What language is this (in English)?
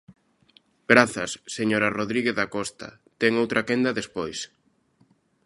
Galician